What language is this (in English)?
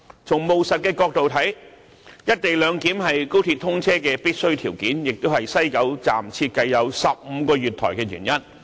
Cantonese